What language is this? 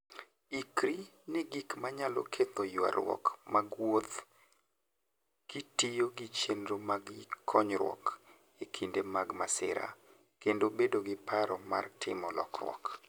Luo (Kenya and Tanzania)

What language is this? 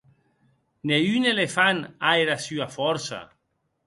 Occitan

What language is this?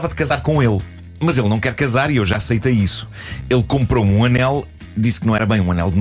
Portuguese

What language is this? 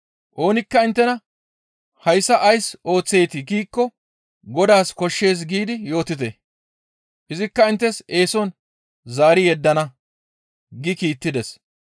Gamo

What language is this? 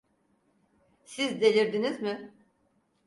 Turkish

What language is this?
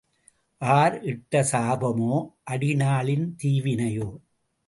Tamil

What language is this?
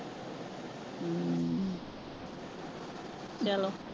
Punjabi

